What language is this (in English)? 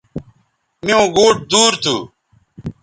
Bateri